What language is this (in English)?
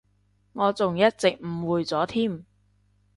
Cantonese